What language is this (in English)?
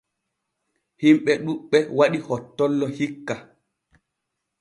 Borgu Fulfulde